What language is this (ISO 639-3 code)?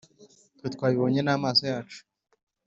kin